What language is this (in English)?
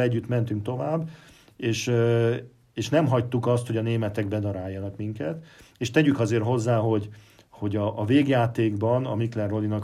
Hungarian